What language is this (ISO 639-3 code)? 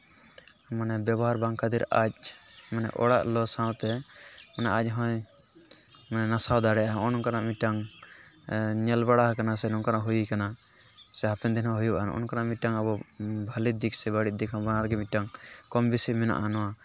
sat